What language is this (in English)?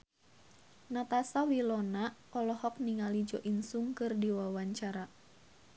Sundanese